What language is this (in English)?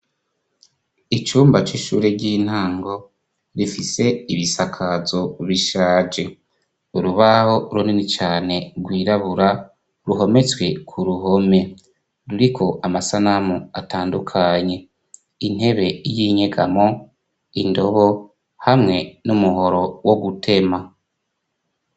Rundi